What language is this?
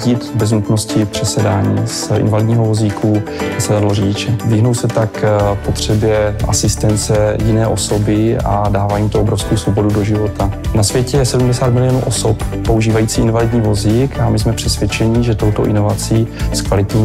Czech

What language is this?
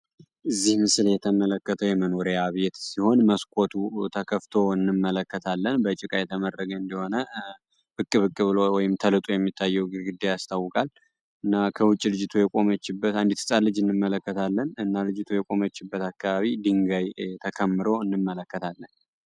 Amharic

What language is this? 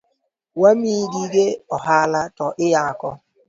Luo (Kenya and Tanzania)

